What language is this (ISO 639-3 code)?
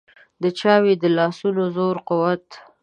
pus